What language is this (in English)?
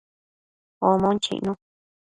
Matsés